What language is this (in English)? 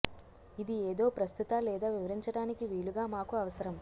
Telugu